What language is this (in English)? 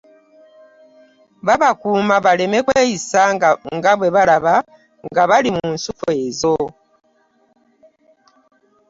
Ganda